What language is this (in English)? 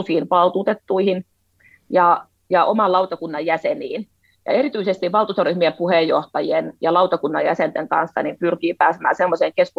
Finnish